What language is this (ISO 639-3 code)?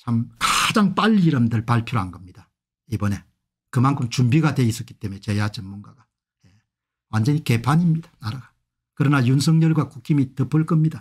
kor